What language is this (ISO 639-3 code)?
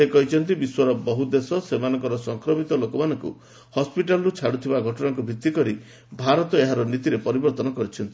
ori